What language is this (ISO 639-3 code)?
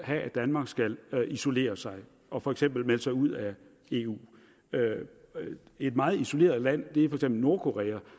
dan